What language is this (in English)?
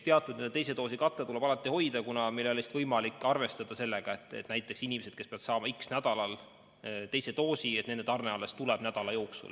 Estonian